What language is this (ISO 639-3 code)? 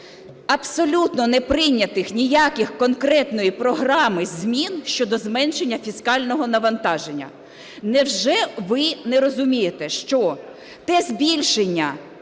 ukr